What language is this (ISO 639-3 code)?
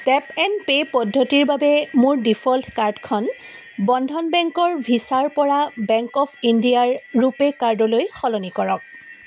asm